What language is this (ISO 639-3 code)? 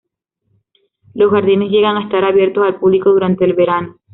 spa